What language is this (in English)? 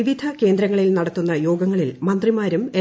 Malayalam